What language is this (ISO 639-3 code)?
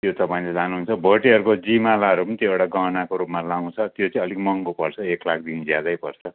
nep